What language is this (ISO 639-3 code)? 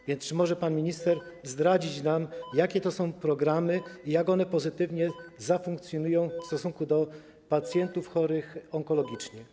pol